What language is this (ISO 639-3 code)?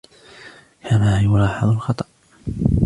ara